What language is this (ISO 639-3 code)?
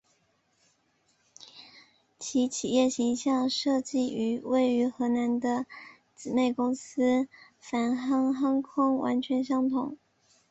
zho